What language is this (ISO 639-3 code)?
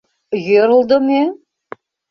chm